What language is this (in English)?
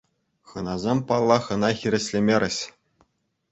Chuvash